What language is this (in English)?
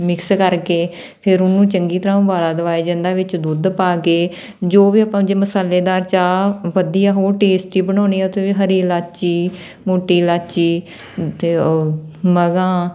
Punjabi